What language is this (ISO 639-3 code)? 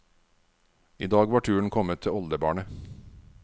nor